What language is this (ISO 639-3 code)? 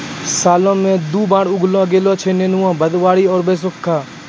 mai